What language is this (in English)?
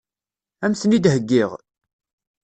Kabyle